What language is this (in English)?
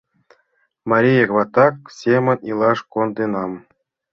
Mari